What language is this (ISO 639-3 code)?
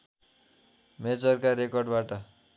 nep